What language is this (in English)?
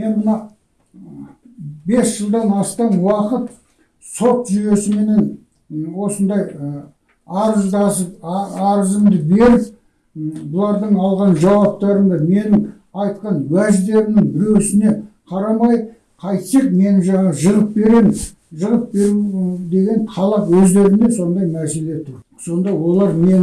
Kazakh